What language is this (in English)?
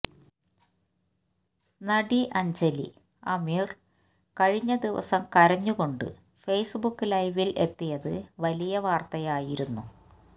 Malayalam